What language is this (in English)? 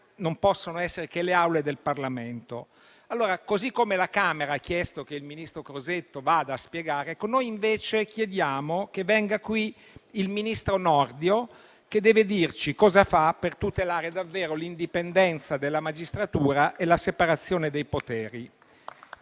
Italian